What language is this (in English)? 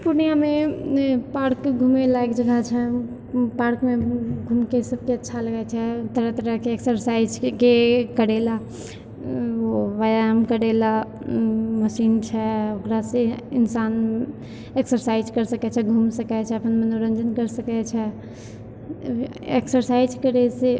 Maithili